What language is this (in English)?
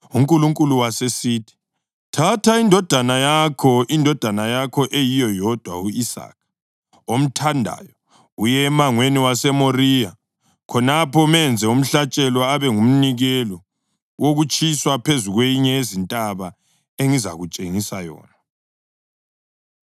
North Ndebele